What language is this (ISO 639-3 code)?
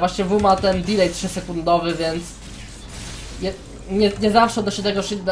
pol